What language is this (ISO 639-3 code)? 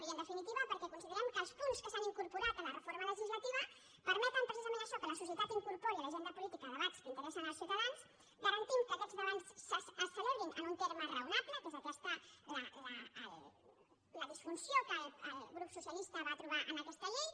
cat